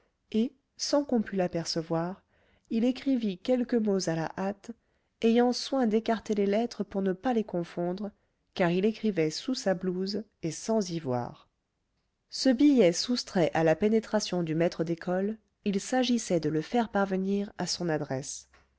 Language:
French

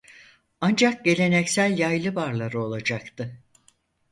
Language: Turkish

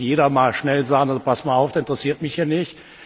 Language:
German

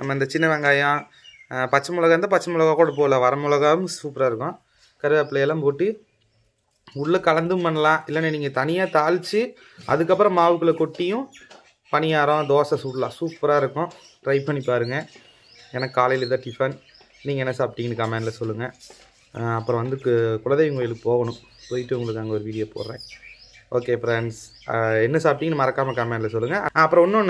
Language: Tamil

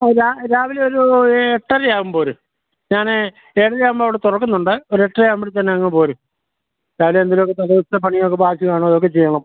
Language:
Malayalam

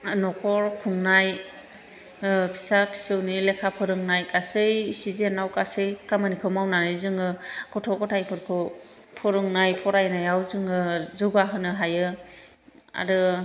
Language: Bodo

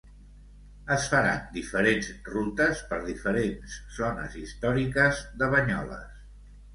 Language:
Catalan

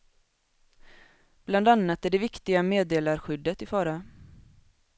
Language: Swedish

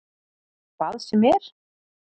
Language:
Icelandic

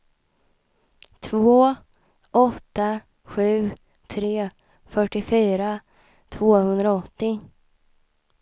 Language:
Swedish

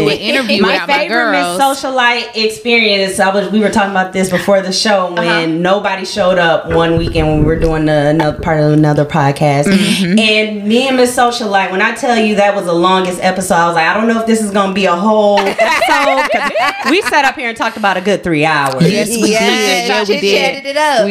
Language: English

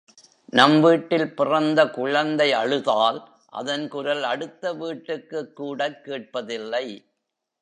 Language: Tamil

